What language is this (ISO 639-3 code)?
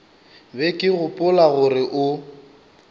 nso